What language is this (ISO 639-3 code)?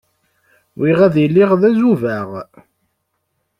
kab